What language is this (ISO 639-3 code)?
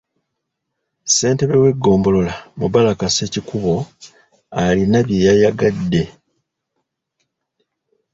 lug